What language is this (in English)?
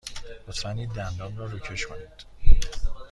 Persian